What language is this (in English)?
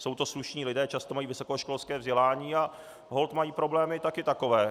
Czech